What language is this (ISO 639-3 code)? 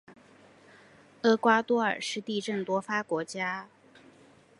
zho